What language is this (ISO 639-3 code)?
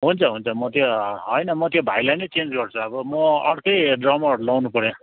nep